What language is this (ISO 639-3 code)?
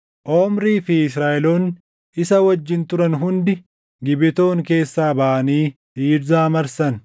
orm